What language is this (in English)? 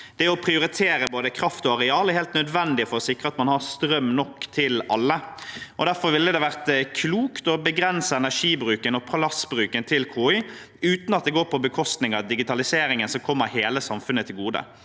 Norwegian